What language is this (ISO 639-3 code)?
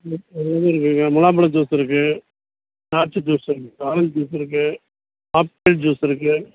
tam